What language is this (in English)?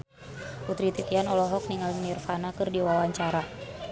Sundanese